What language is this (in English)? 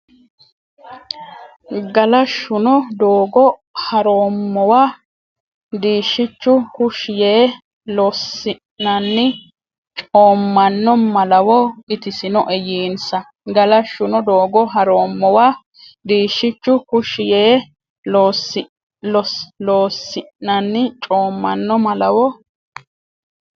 Sidamo